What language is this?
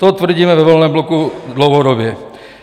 Czech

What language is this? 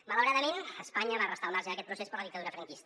Catalan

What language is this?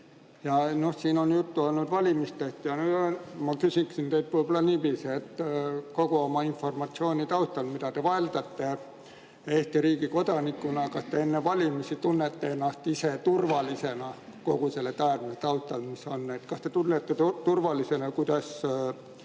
Estonian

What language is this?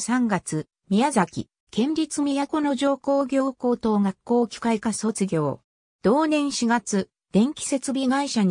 Japanese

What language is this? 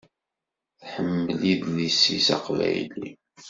Kabyle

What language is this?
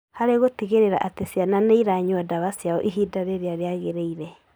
Kikuyu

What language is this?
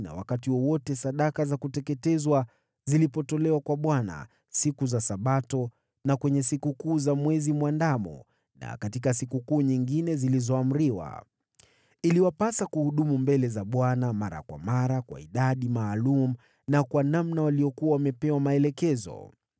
Swahili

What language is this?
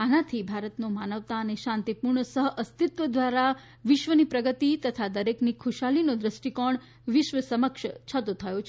Gujarati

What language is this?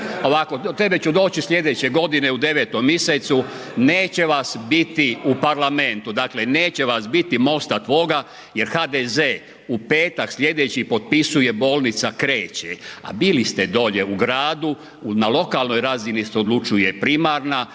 Croatian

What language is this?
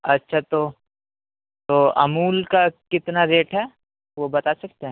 Urdu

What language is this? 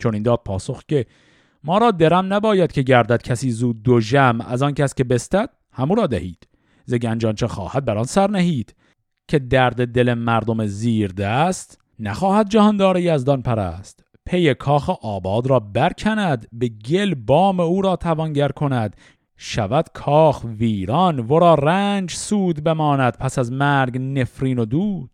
Persian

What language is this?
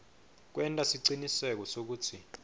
Swati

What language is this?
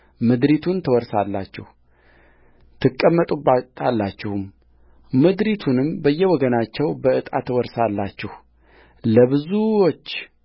Amharic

